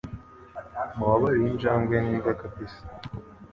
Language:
Kinyarwanda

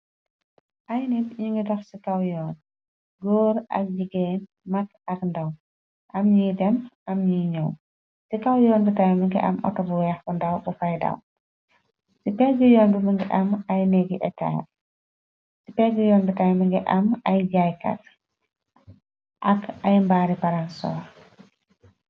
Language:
Wolof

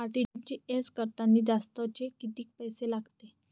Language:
Marathi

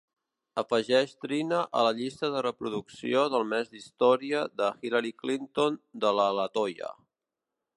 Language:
Catalan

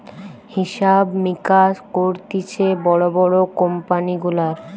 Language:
Bangla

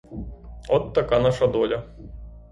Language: Ukrainian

